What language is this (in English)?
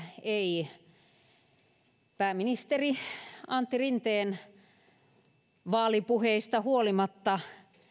Finnish